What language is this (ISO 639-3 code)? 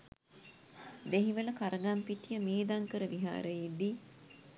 sin